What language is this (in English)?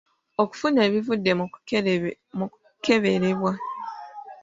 Ganda